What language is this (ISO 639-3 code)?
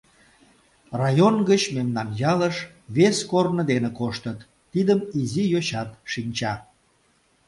chm